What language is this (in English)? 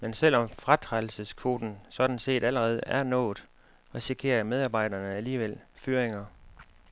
Danish